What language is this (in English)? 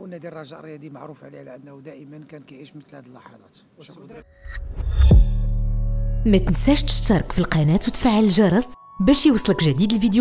Arabic